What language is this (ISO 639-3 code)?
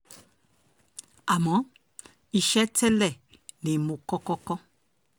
yor